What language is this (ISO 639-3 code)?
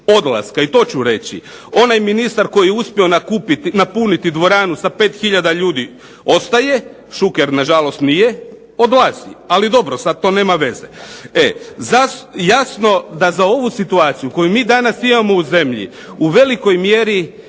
hrv